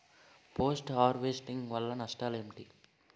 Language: Telugu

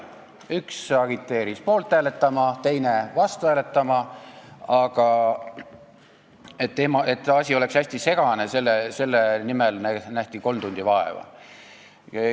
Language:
Estonian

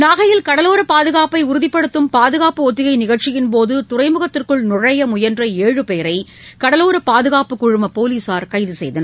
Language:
Tamil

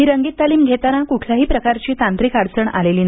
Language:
Marathi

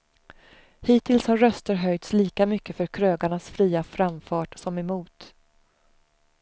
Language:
Swedish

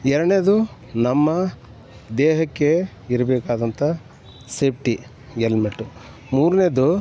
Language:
Kannada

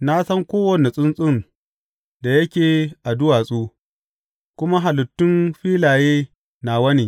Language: Hausa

